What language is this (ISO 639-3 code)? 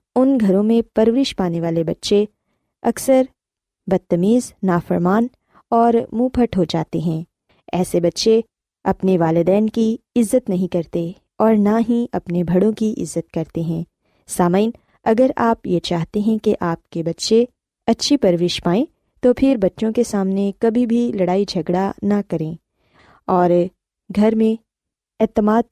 urd